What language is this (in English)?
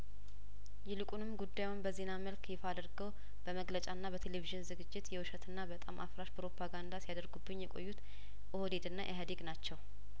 Amharic